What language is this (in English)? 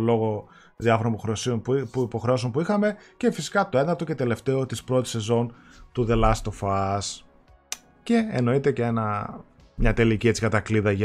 Greek